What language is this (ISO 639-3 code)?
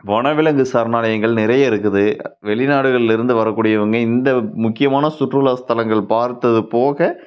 tam